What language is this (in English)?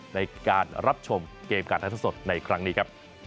Thai